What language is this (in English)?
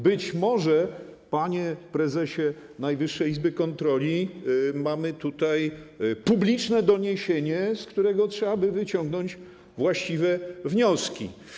Polish